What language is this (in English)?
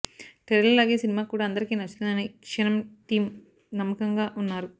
Telugu